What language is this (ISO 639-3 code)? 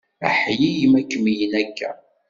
kab